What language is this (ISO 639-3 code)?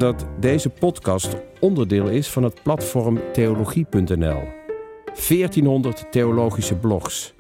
nld